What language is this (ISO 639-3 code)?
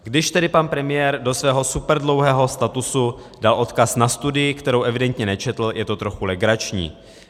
ces